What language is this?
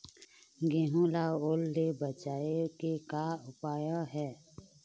Chhattisgarhi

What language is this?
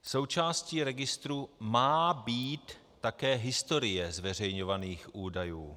Czech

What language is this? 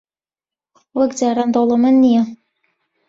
Central Kurdish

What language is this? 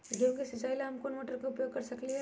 Magahi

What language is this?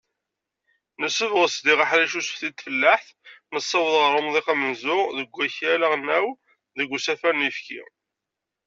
Kabyle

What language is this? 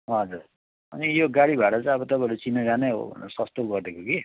Nepali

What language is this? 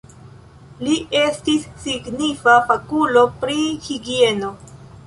Esperanto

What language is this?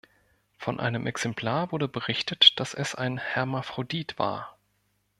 German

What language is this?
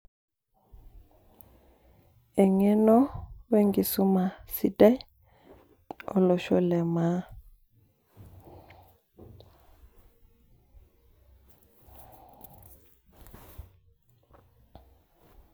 Masai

